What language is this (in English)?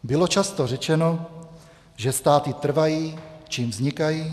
Czech